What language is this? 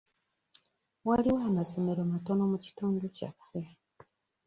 Ganda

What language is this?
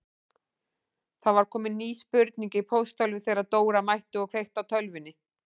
Icelandic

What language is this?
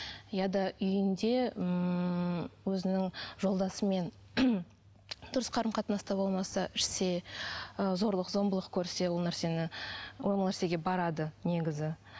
Kazakh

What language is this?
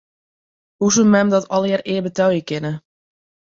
Western Frisian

